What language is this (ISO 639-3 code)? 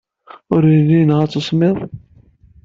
kab